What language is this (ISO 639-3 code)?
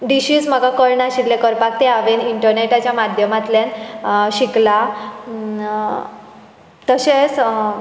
kok